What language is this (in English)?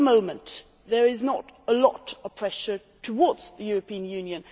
English